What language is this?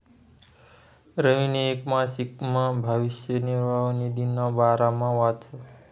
Marathi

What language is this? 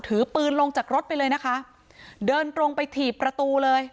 Thai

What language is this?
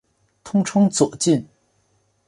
Chinese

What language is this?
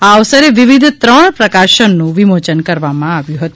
Gujarati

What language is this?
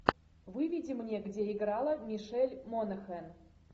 Russian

